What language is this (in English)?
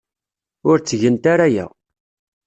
Kabyle